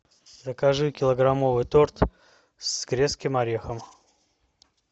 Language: Russian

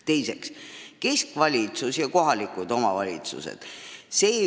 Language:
Estonian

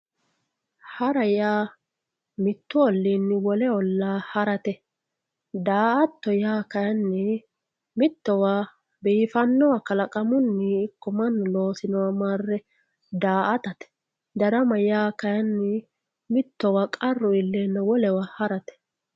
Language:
Sidamo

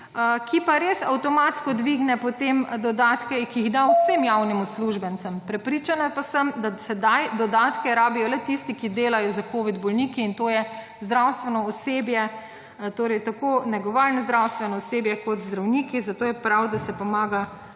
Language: Slovenian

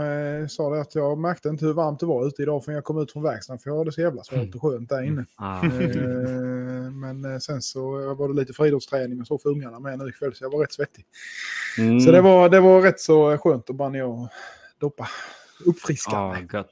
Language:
Swedish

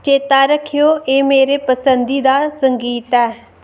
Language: Dogri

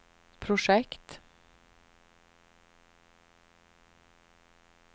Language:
Swedish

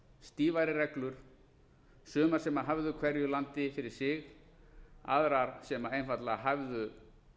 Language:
Icelandic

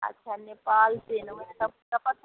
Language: Maithili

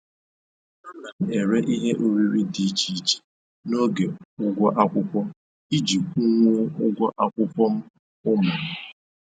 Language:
Igbo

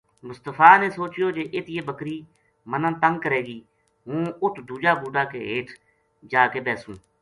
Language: Gujari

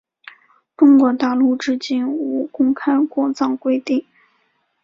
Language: Chinese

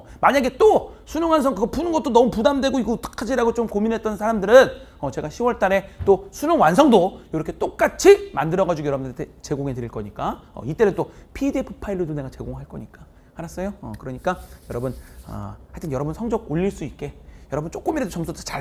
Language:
Korean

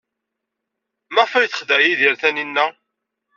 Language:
Kabyle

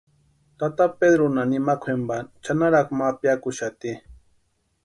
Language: Western Highland Purepecha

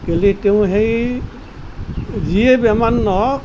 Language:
Assamese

